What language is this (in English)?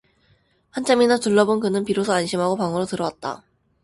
Korean